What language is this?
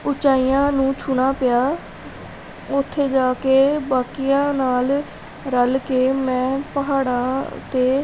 Punjabi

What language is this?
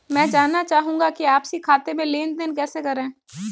Hindi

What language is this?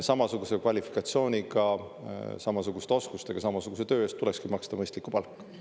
Estonian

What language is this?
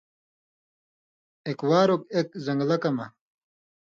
Indus Kohistani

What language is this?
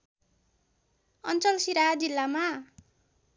Nepali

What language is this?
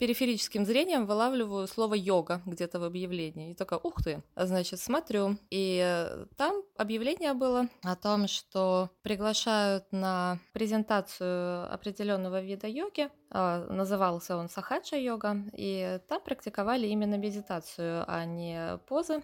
Russian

